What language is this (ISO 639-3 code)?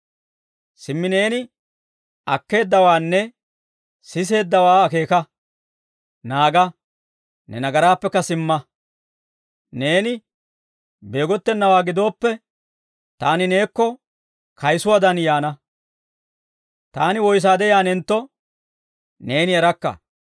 dwr